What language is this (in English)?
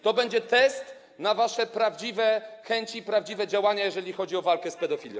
Polish